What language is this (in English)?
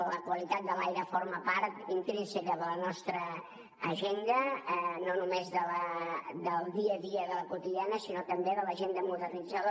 Catalan